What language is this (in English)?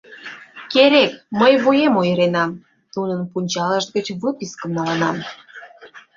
Mari